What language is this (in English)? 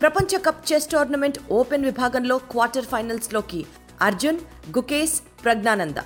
Telugu